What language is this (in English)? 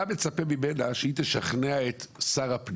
Hebrew